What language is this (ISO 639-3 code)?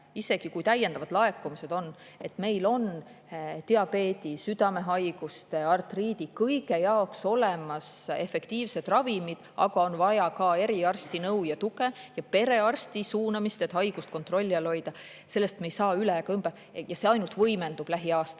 est